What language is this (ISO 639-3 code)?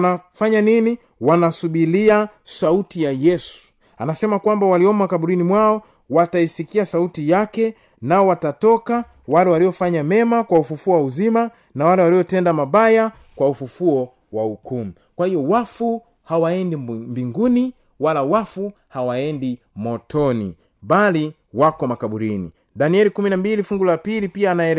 swa